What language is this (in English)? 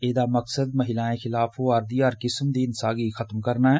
Dogri